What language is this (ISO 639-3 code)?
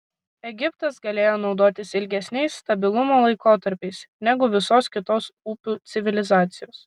lit